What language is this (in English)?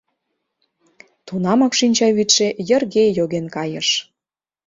Mari